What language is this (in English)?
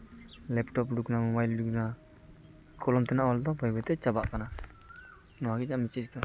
Santali